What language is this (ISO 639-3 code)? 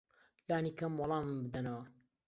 ckb